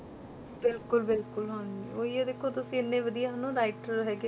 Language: Punjabi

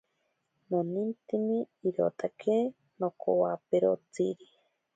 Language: Ashéninka Perené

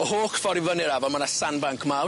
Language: Welsh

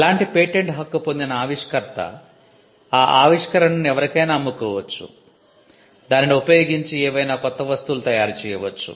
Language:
Telugu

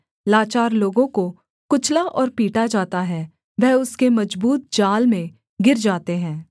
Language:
Hindi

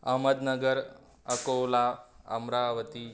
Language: Marathi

